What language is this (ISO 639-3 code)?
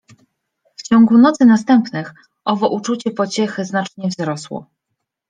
pol